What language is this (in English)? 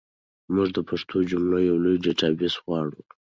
Pashto